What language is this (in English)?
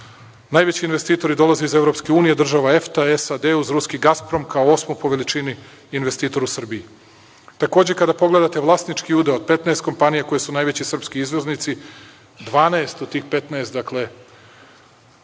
Serbian